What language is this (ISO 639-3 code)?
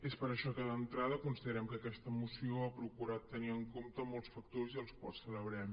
cat